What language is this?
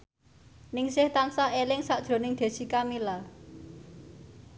Javanese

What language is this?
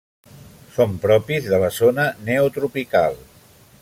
Catalan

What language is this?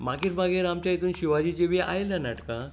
Konkani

